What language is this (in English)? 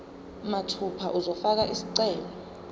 Zulu